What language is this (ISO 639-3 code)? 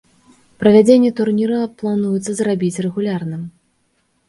bel